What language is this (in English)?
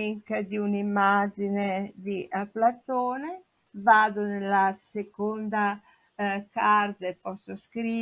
Italian